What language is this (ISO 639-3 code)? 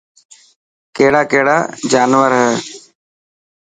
mki